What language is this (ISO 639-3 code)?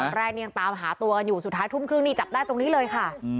tha